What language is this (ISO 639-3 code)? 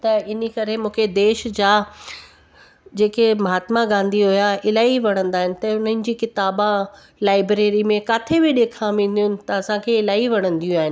snd